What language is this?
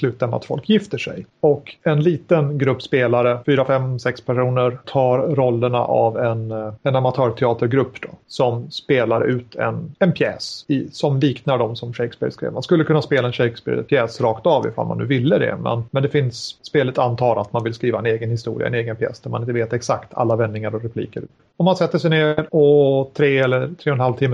Swedish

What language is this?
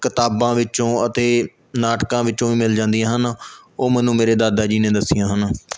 Punjabi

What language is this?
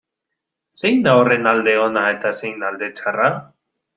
Basque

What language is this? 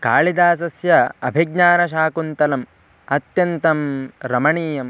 Sanskrit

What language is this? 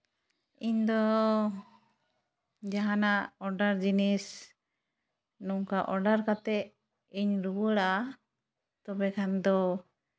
Santali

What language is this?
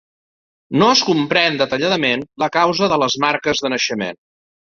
Catalan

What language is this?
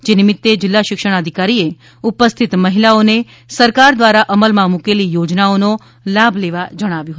Gujarati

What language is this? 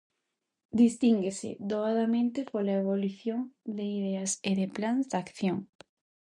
Galician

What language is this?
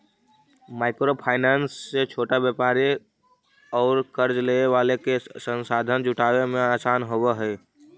Magahi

